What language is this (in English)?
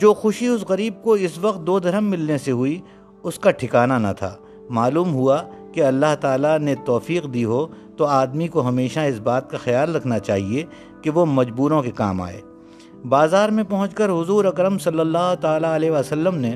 Urdu